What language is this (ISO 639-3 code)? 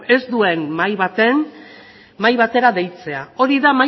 eus